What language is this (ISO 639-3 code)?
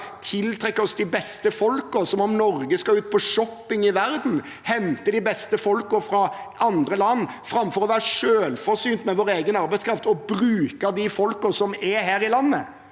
nor